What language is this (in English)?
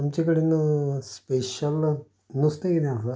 Konkani